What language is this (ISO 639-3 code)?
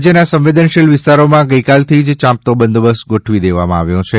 guj